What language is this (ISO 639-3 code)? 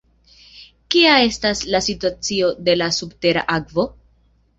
epo